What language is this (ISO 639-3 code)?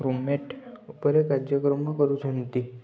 ori